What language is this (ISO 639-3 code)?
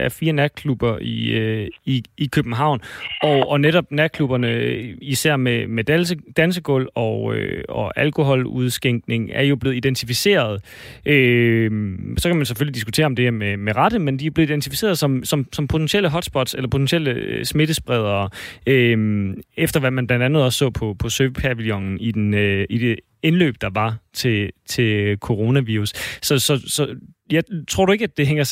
dan